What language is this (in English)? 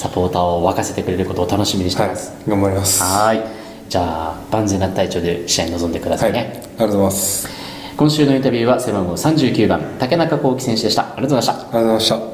Japanese